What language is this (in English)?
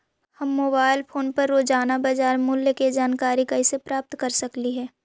Magahi